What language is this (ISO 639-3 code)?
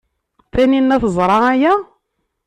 kab